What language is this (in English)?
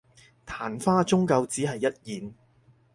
Cantonese